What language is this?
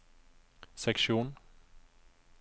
Norwegian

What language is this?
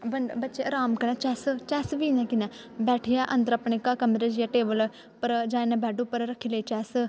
Dogri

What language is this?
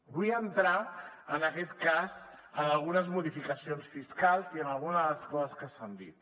Catalan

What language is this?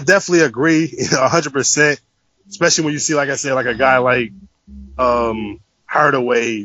English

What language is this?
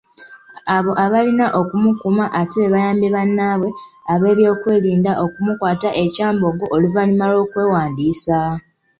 Ganda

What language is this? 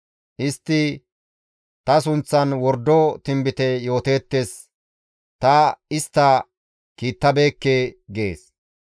Gamo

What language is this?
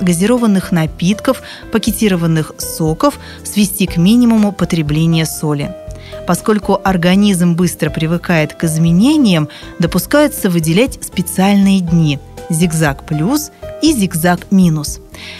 Russian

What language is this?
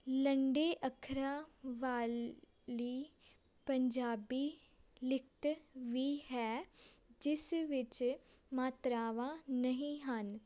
Punjabi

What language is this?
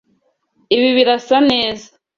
Kinyarwanda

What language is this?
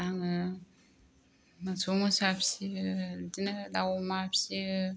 Bodo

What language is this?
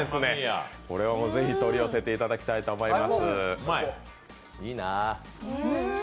Japanese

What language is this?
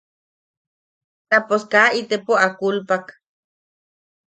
Yaqui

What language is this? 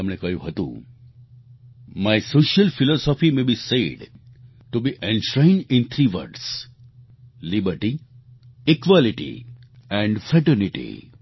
Gujarati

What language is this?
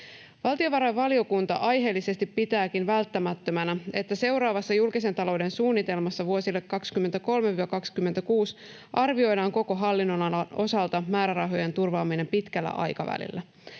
Finnish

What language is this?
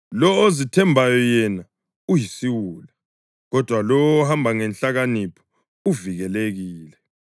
North Ndebele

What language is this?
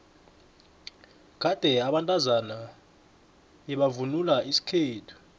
South Ndebele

